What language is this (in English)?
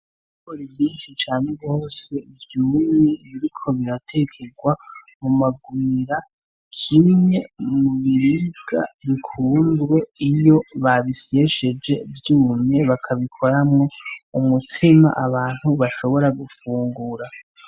Rundi